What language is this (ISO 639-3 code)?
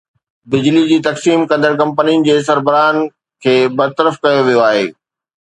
snd